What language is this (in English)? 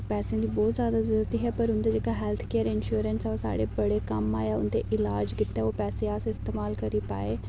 Dogri